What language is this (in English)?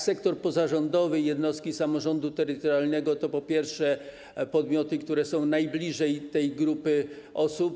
Polish